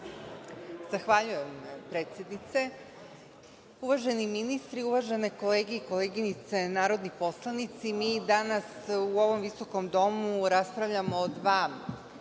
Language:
Serbian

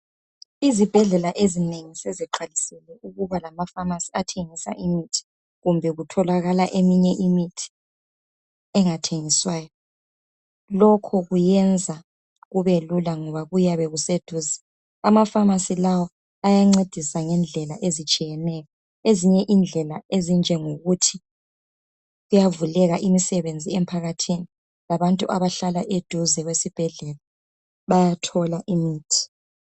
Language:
North Ndebele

